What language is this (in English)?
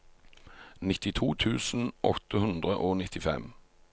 Norwegian